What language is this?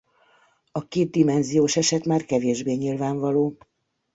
Hungarian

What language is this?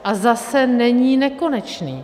Czech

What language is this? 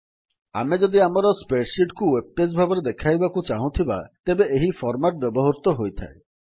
Odia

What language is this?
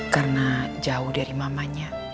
Indonesian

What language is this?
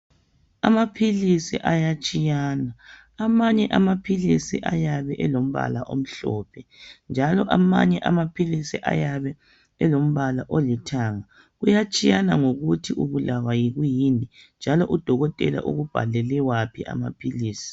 North Ndebele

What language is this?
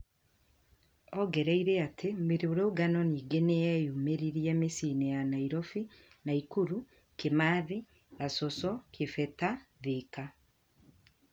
Kikuyu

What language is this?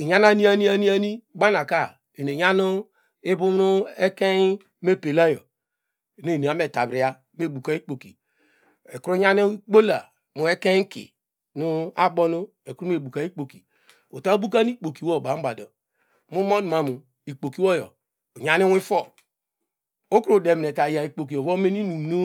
Degema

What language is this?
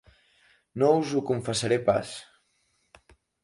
Catalan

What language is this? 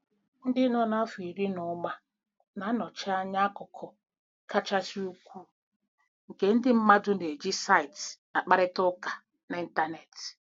Igbo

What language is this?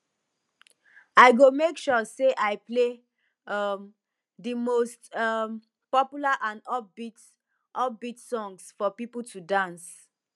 Nigerian Pidgin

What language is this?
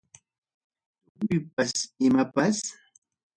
Ayacucho Quechua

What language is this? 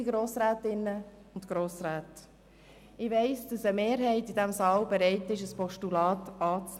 Swiss German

